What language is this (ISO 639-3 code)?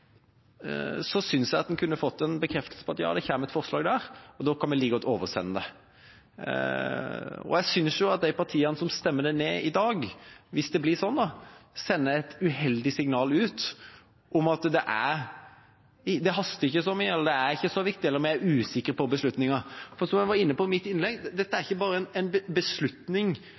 nob